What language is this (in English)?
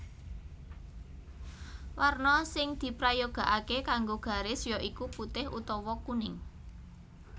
Javanese